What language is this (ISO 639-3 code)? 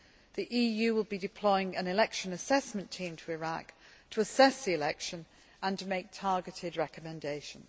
eng